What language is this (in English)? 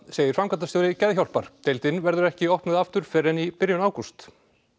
Icelandic